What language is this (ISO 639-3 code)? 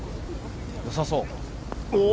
jpn